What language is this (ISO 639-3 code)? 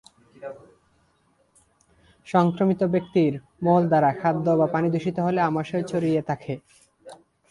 ben